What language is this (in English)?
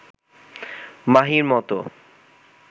Bangla